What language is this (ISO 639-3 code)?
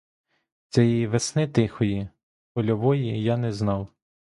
ukr